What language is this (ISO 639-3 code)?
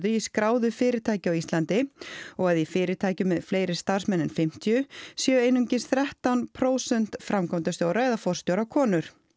isl